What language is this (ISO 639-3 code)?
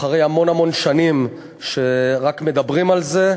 heb